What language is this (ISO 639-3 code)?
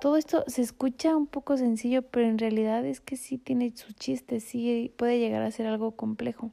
spa